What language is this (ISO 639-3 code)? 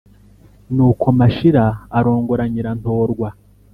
kin